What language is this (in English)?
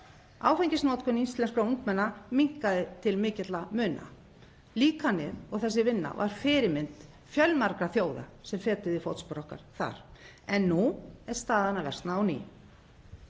Icelandic